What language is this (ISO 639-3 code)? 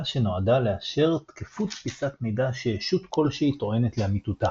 heb